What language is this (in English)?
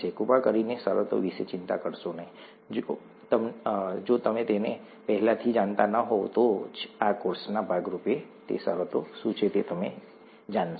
Gujarati